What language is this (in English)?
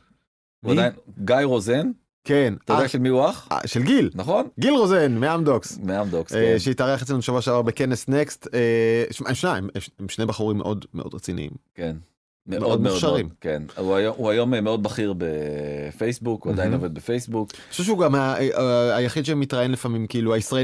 Hebrew